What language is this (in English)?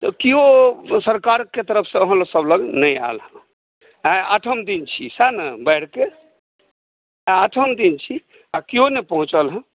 Maithili